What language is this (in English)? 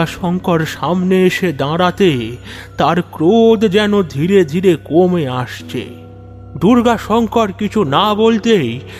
Bangla